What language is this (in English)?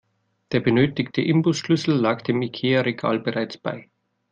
German